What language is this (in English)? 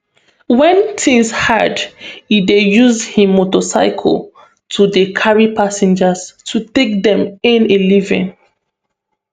Nigerian Pidgin